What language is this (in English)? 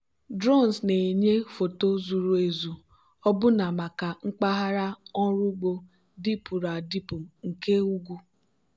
Igbo